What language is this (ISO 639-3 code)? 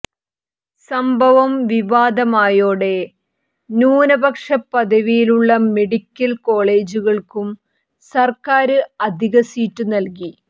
mal